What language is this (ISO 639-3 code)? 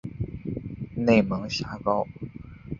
zho